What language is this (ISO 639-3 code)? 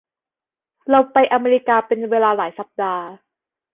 tha